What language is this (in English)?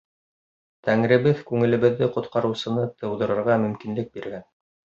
Bashkir